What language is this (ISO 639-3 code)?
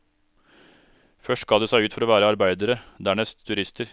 nor